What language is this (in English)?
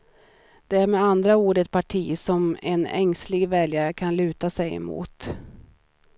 Swedish